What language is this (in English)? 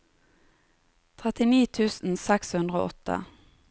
Norwegian